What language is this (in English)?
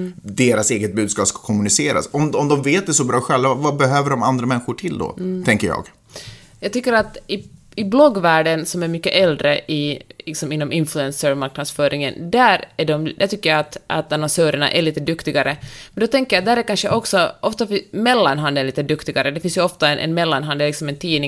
Swedish